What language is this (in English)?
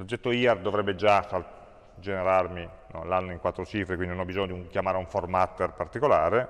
Italian